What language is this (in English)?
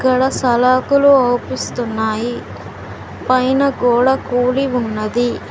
Telugu